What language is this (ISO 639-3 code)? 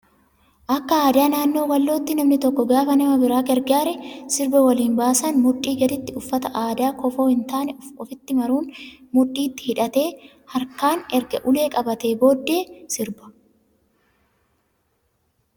orm